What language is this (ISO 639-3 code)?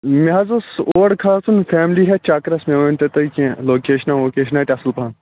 kas